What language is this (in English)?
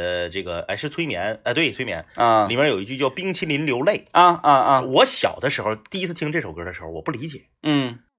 Chinese